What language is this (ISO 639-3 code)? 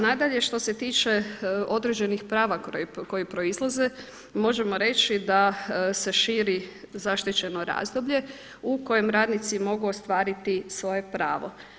hrv